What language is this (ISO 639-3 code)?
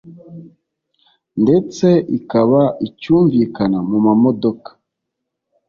kin